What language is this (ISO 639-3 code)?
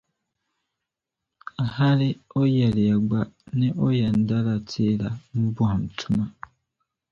dag